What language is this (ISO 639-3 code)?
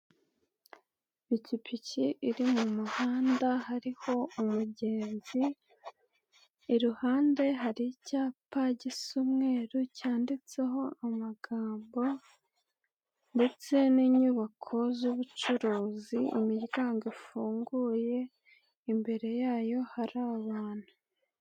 kin